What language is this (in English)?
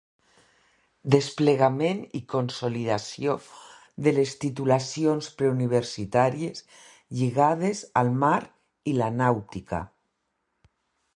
Catalan